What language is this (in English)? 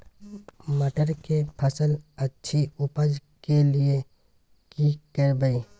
Maithili